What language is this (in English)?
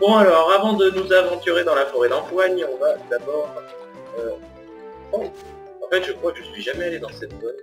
French